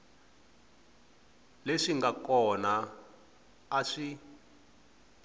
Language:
Tsonga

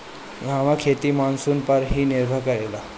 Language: Bhojpuri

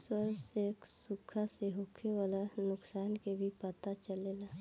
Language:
Bhojpuri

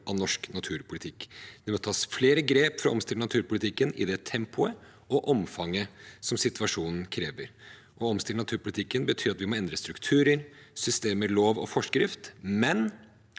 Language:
Norwegian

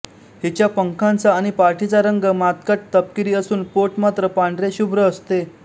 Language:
Marathi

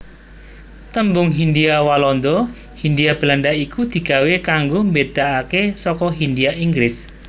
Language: Javanese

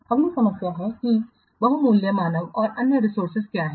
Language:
Hindi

